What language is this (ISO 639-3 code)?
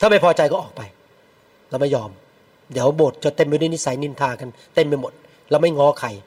tha